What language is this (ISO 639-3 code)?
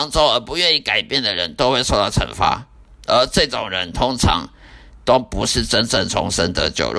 zho